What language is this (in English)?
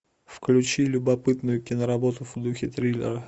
Russian